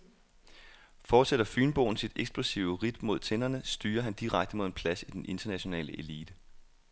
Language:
Danish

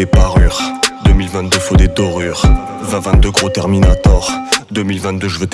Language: French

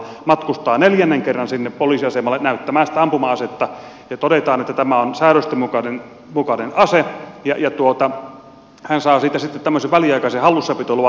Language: Finnish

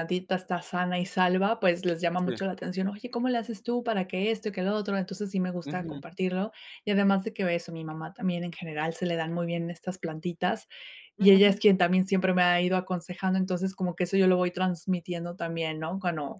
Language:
Spanish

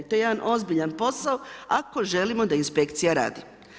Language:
Croatian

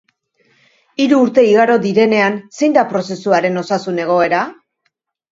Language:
Basque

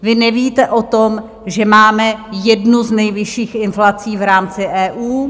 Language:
Czech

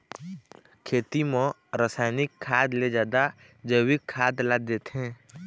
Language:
Chhattisgarhi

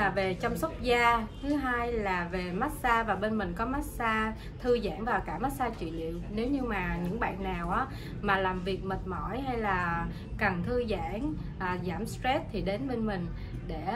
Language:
Korean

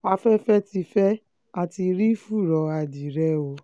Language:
Yoruba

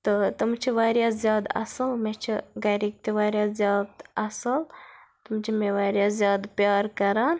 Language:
Kashmiri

